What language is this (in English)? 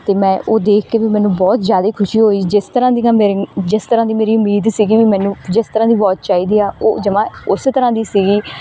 Punjabi